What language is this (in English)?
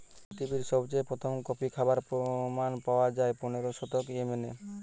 Bangla